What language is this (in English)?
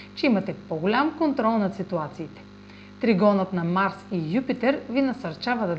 Bulgarian